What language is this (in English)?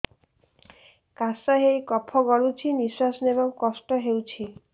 Odia